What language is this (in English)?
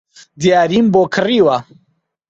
Central Kurdish